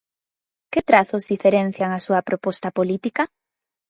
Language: Galician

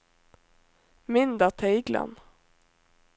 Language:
Norwegian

